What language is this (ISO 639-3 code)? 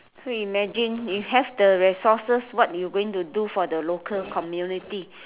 eng